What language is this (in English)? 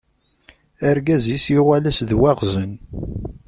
Kabyle